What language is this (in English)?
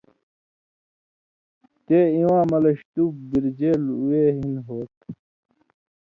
Indus Kohistani